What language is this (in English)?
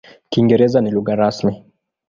Swahili